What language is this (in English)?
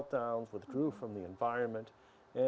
Indonesian